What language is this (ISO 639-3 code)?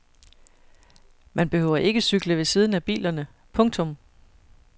dan